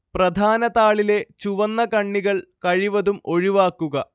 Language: Malayalam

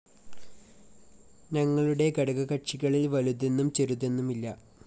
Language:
Malayalam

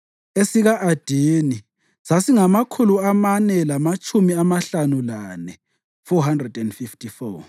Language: North Ndebele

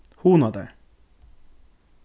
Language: Faroese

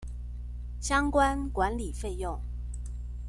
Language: Chinese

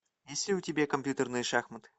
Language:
Russian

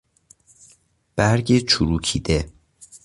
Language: Persian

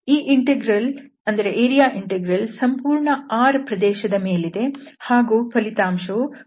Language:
Kannada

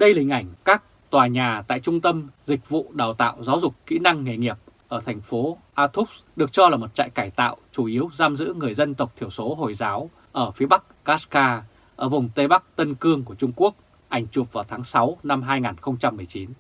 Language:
Vietnamese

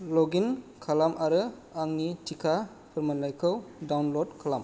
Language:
Bodo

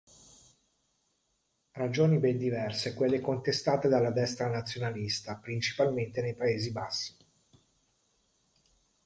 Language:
Italian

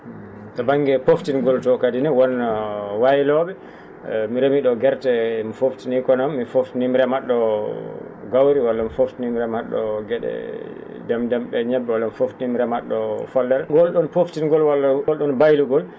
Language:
Fula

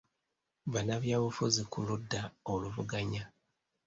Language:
Ganda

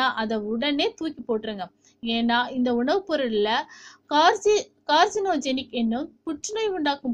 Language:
Arabic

